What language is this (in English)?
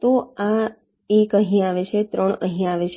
Gujarati